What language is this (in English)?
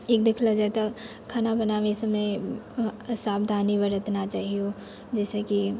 Maithili